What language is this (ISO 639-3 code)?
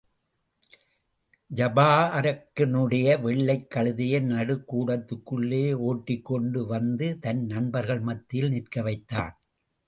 tam